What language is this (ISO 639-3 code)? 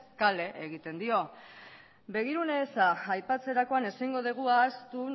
eus